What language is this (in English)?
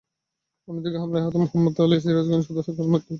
Bangla